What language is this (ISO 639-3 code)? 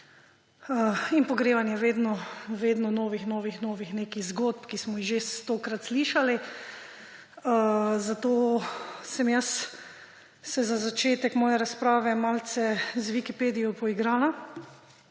slv